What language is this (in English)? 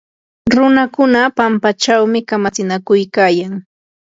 Yanahuanca Pasco Quechua